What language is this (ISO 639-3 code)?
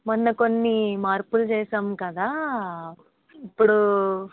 tel